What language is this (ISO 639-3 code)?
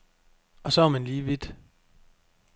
dan